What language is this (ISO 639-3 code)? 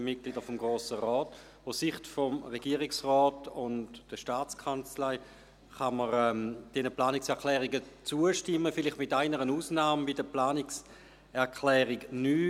gsw